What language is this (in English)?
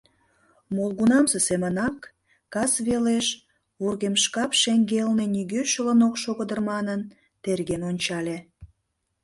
Mari